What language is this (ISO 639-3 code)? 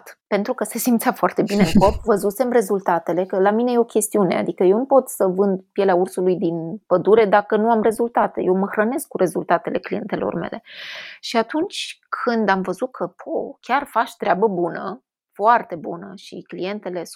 ron